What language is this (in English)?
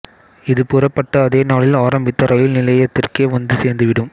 Tamil